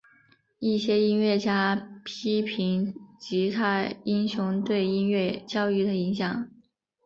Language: Chinese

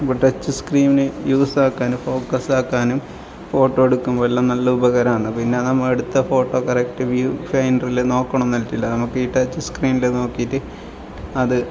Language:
Malayalam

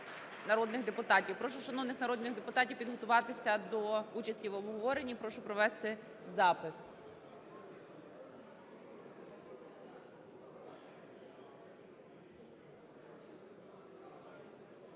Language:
Ukrainian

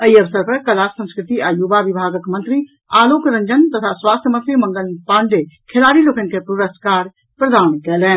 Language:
Maithili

